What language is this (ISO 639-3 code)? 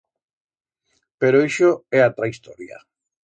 arg